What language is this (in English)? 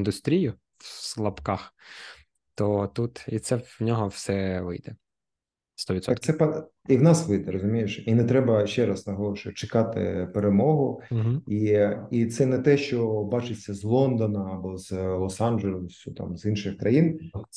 Ukrainian